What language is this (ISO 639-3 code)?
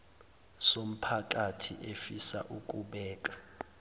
zul